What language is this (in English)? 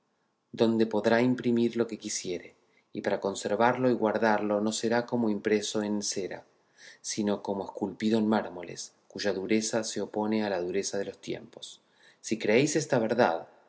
Spanish